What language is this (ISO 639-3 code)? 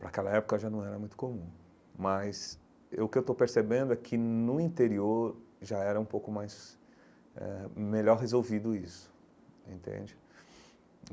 por